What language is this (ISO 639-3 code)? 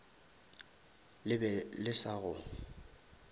nso